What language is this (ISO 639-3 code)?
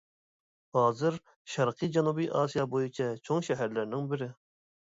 uig